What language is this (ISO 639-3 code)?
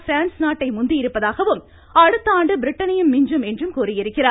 tam